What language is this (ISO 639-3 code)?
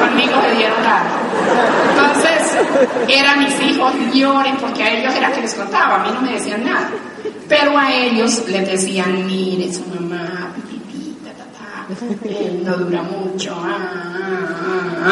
spa